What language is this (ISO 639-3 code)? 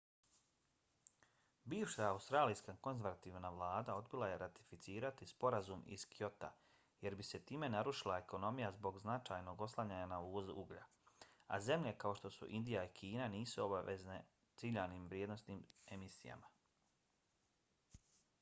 bos